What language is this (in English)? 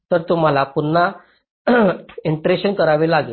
Marathi